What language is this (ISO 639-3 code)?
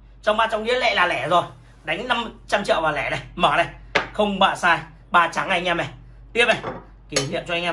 vie